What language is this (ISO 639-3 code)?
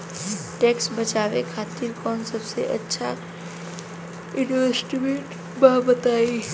bho